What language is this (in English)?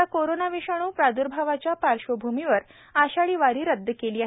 Marathi